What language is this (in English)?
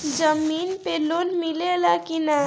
Bhojpuri